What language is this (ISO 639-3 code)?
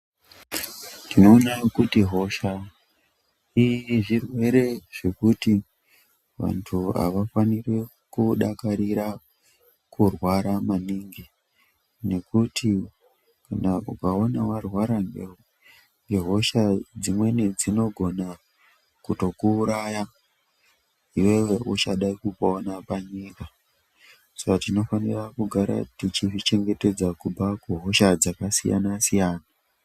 ndc